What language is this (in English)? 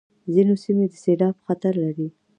Pashto